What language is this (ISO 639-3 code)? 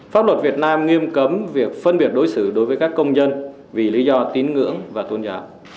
vie